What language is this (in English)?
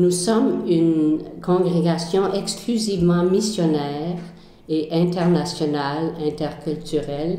French